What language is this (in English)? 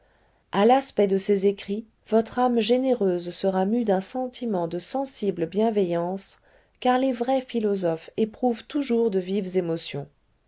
French